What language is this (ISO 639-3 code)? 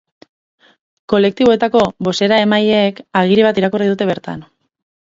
eus